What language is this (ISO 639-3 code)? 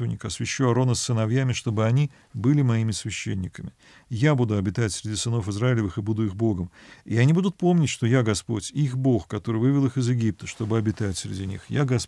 rus